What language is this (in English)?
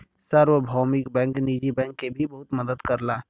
Bhojpuri